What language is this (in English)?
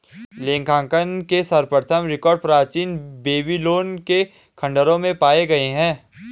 Hindi